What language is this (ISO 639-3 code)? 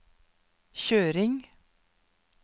nor